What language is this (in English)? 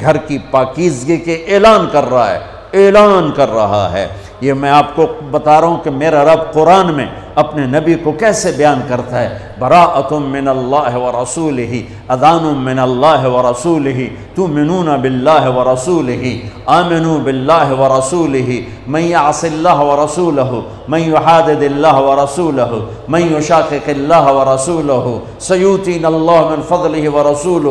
Arabic